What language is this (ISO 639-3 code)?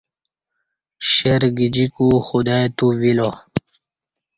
bsh